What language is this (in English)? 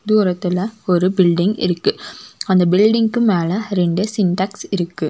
Tamil